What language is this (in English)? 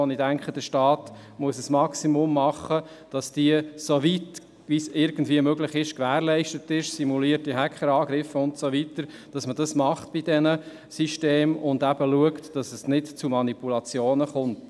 Swiss German